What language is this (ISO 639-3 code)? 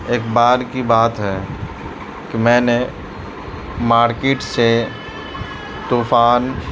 urd